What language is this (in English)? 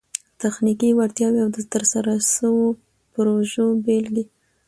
Pashto